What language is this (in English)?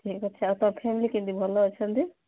Odia